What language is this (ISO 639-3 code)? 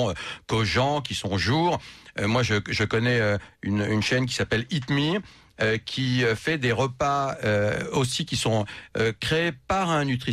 fra